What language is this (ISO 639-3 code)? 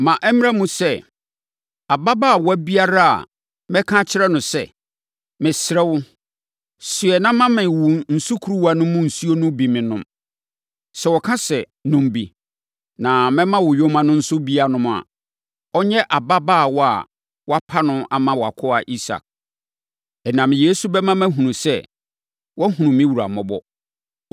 aka